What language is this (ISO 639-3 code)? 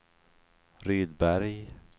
swe